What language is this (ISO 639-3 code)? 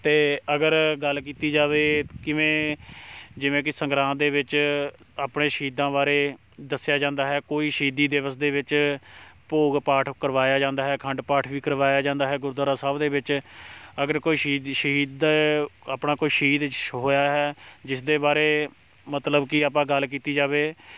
pan